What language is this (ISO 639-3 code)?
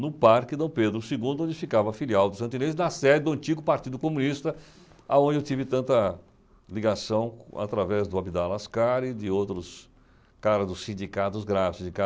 por